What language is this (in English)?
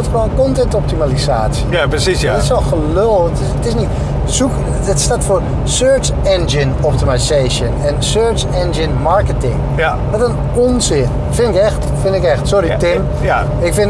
Dutch